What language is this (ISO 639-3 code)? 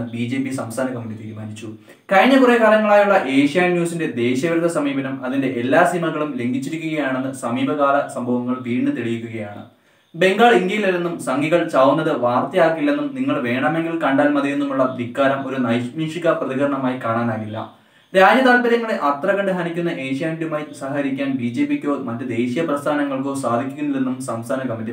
hin